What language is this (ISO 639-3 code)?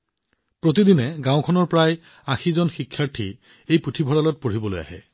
asm